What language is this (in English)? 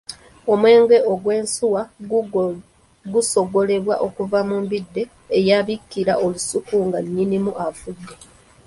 Ganda